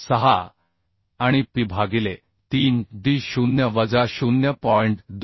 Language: Marathi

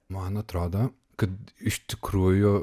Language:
Lithuanian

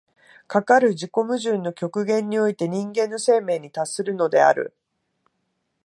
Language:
Japanese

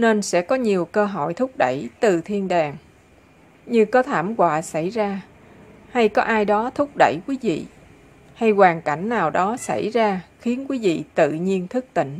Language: Vietnamese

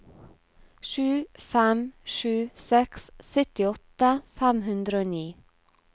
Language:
Norwegian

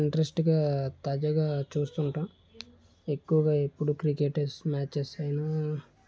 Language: Telugu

